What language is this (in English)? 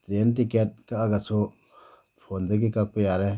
Manipuri